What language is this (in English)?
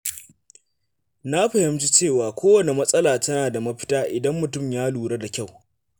Hausa